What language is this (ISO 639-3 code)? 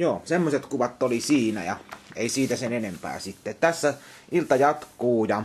fin